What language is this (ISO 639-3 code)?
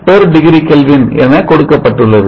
tam